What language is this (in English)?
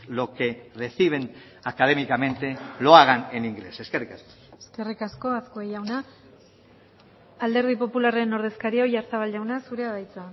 Basque